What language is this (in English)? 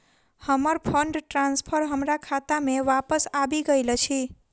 Maithili